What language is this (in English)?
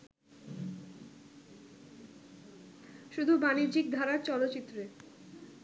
Bangla